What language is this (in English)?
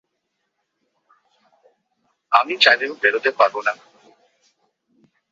Bangla